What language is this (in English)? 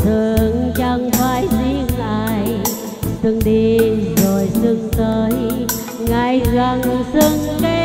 Vietnamese